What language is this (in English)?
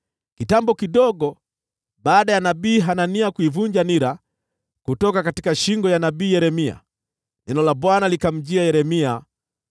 Swahili